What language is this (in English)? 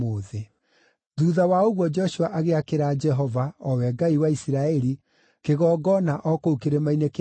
Kikuyu